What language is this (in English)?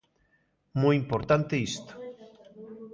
Galician